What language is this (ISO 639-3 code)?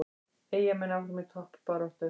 isl